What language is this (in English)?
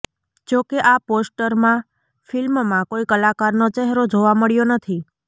Gujarati